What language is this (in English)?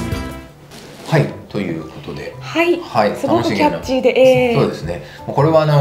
Japanese